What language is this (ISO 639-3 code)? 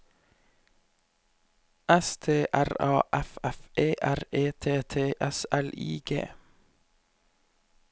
nor